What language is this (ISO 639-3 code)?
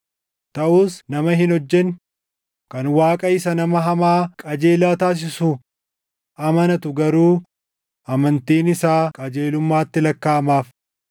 orm